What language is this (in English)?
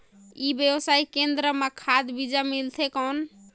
Chhattisgarhi